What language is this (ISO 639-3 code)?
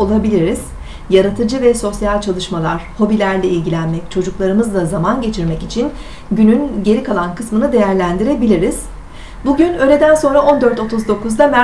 tur